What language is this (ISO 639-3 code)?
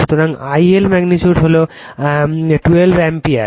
ben